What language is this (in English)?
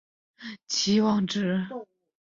Chinese